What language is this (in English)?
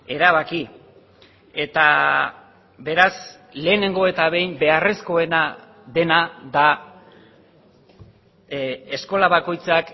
Basque